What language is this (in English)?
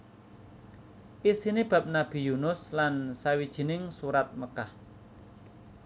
Javanese